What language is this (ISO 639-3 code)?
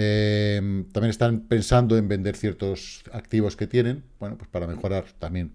spa